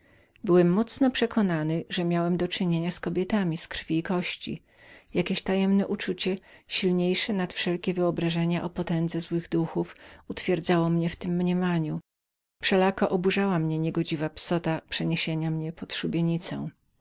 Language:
Polish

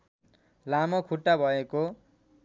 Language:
Nepali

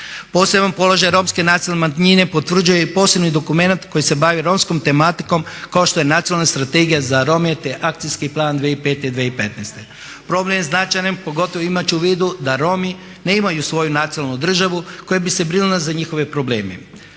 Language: Croatian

